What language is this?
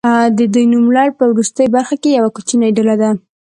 Pashto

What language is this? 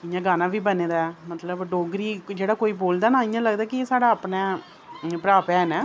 Dogri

